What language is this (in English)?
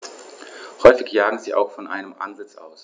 German